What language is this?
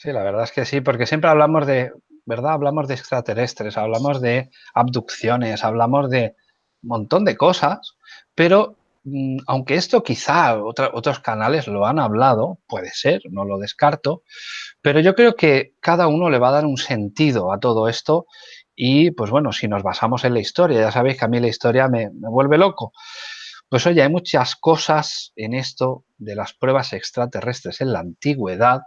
Spanish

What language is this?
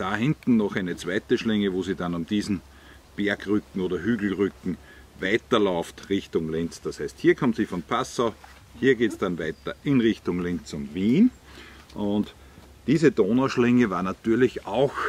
German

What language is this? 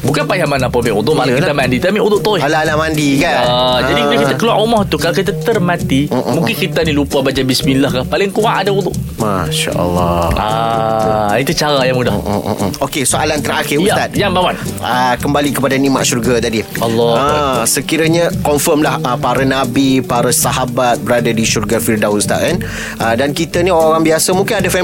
Malay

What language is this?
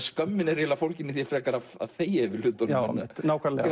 Icelandic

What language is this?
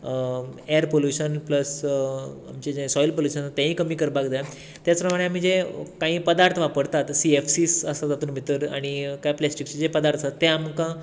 Konkani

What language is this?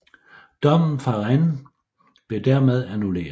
Danish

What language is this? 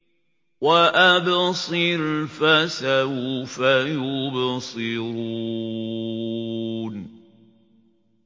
Arabic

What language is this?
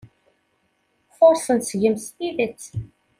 Kabyle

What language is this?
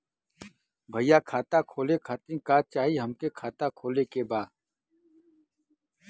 Bhojpuri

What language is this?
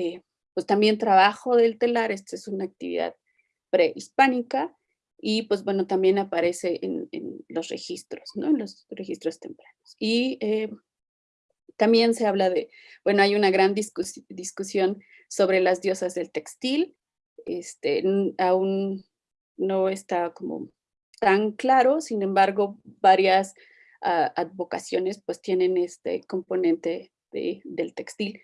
Spanish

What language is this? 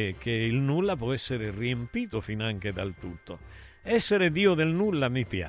Italian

